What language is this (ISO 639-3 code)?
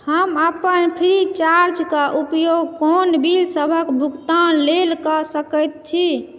mai